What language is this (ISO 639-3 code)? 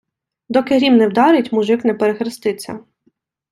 ukr